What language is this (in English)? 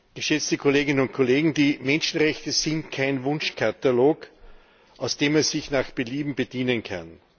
German